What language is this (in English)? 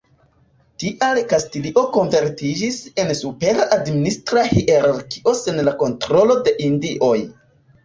Esperanto